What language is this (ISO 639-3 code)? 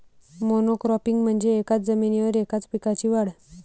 mar